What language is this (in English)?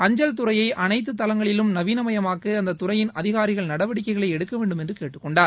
Tamil